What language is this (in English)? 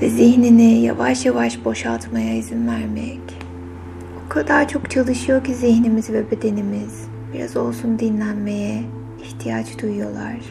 Turkish